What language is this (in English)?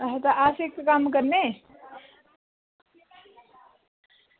Dogri